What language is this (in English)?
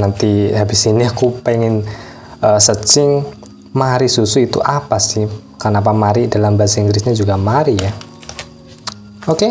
Indonesian